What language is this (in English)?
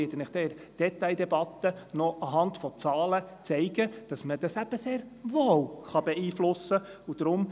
Swiss German